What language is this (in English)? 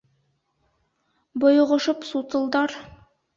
Bashkir